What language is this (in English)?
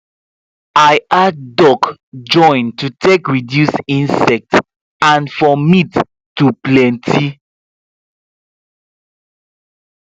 Nigerian Pidgin